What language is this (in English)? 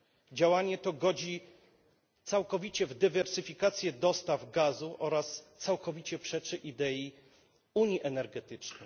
Polish